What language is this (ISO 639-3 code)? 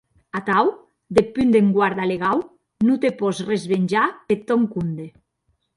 oci